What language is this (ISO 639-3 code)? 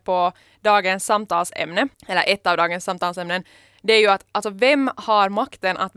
swe